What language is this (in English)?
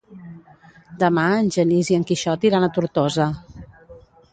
Catalan